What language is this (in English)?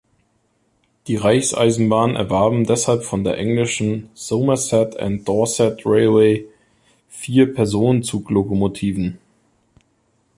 German